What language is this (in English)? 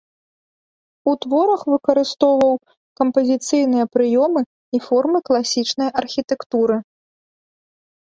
Belarusian